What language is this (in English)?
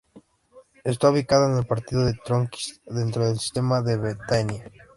Spanish